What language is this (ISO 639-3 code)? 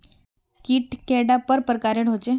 mag